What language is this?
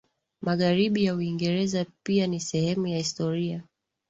Swahili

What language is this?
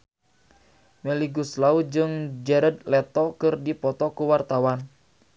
Sundanese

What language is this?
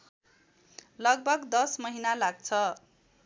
Nepali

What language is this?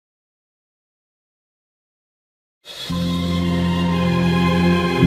Italian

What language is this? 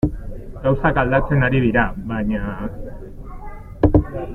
Basque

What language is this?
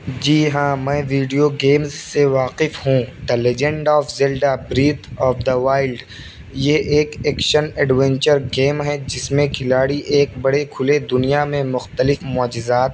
Urdu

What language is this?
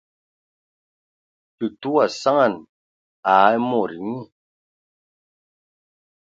Ewondo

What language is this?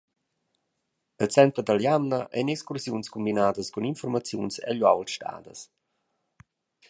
Romansh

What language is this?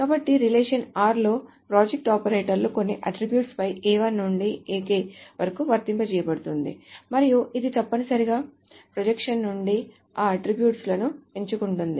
Telugu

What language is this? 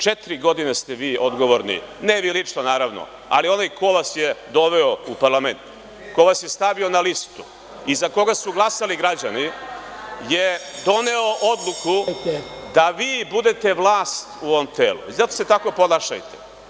Serbian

